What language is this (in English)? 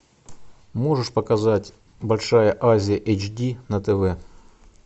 Russian